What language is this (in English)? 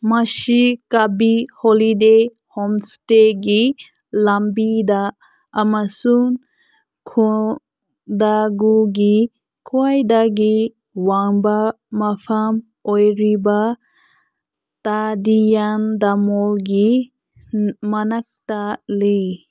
Manipuri